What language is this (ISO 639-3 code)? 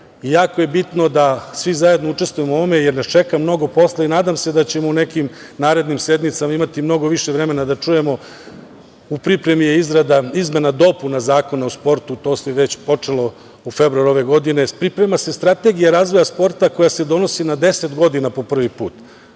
srp